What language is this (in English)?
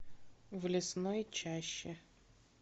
Russian